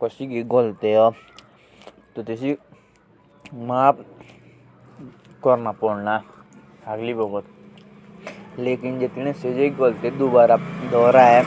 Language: Jaunsari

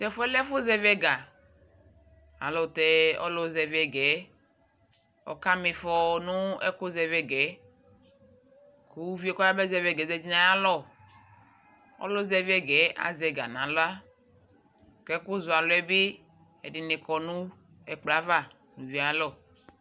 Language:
Ikposo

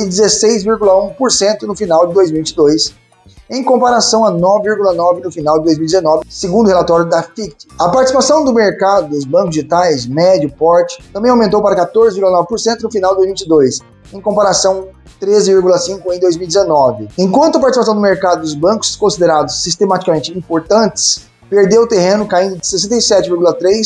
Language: Portuguese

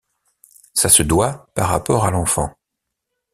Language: French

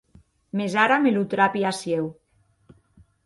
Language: Occitan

